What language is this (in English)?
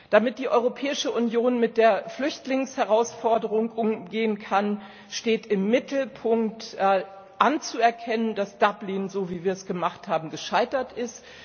German